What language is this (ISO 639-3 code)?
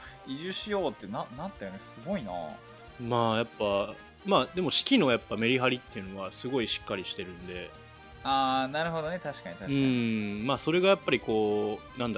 jpn